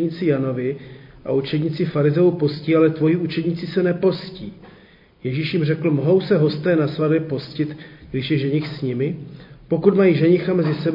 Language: Czech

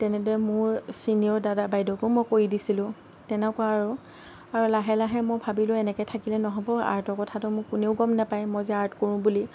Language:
Assamese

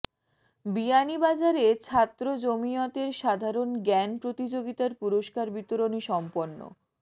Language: Bangla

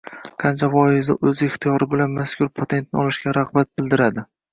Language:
Uzbek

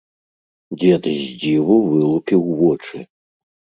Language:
Belarusian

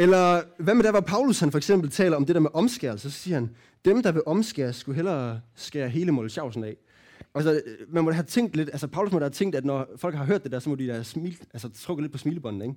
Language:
Danish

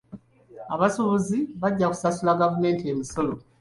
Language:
Ganda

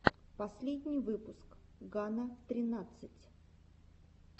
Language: Russian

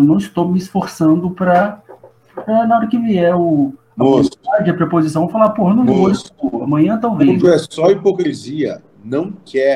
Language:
Portuguese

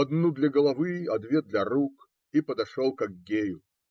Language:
Russian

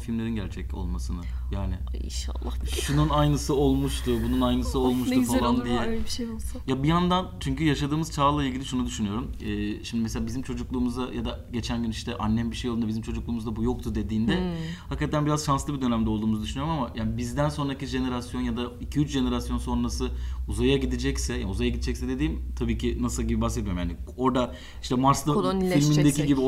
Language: Turkish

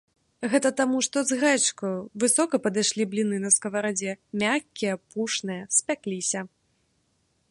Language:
Belarusian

